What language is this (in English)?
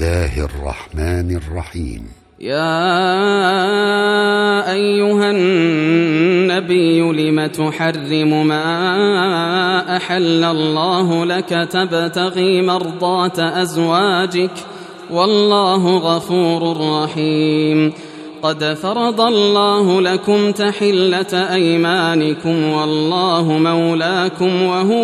Arabic